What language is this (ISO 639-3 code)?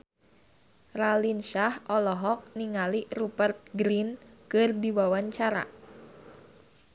sun